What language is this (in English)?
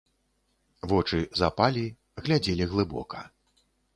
Belarusian